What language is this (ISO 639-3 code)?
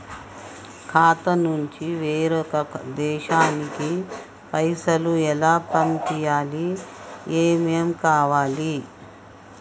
tel